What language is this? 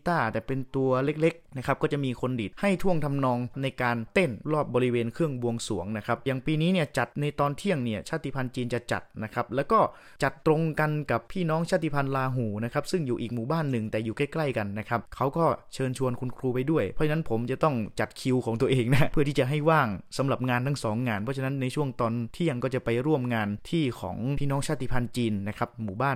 Thai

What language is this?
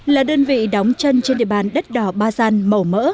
Vietnamese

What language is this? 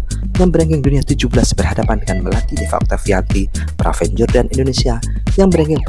Indonesian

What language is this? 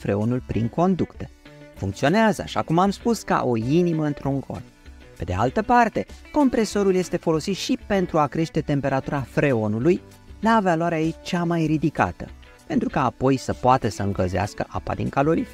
Romanian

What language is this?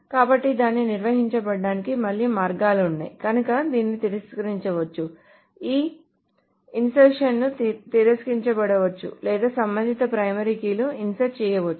Telugu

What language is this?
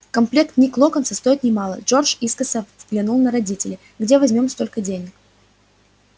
Russian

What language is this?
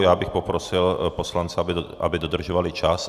Czech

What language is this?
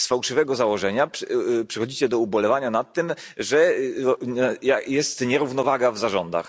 Polish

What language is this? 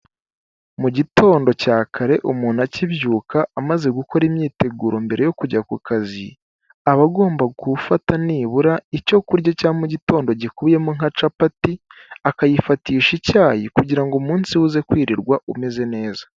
Kinyarwanda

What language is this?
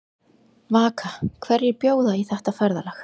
Icelandic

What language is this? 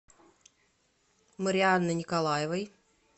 Russian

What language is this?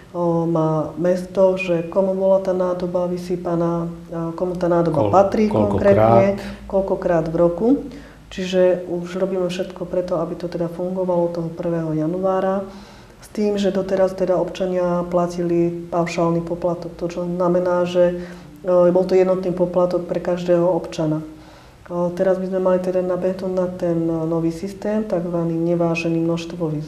Slovak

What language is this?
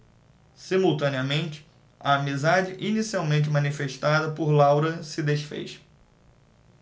Portuguese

